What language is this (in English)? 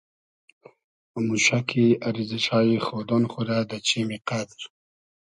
Hazaragi